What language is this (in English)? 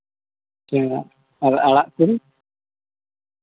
Santali